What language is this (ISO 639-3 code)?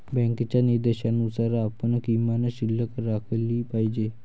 mar